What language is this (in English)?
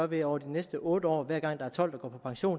Danish